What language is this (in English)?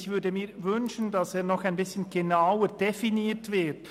Swiss German